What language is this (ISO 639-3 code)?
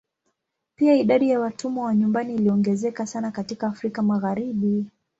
swa